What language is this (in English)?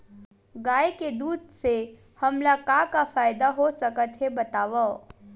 Chhattisgarhi